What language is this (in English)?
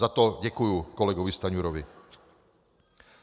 Czech